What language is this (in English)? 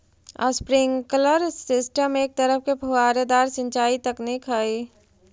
Magahi